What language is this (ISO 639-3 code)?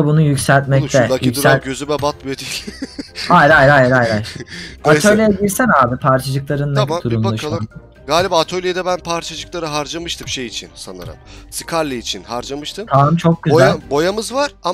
tur